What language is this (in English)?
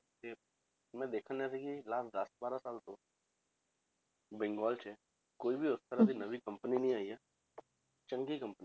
Punjabi